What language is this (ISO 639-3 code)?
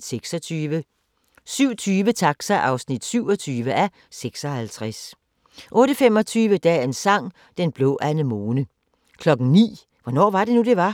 dan